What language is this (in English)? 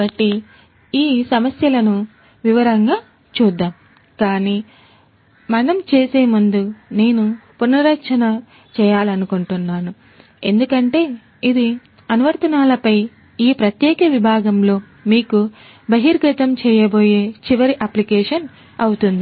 Telugu